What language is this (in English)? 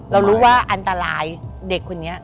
Thai